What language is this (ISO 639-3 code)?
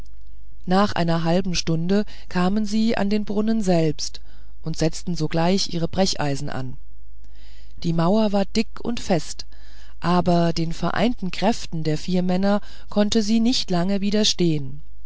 deu